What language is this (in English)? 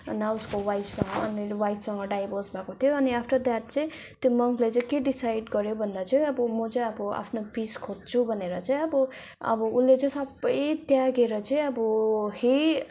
Nepali